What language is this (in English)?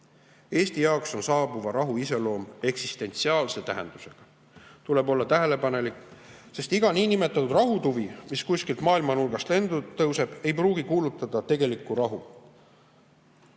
Estonian